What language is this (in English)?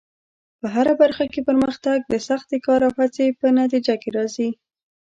Pashto